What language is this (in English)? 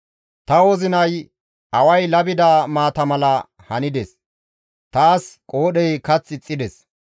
Gamo